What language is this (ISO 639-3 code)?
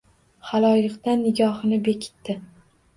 uzb